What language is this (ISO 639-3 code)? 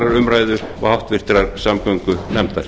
isl